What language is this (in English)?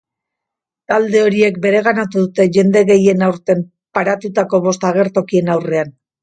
Basque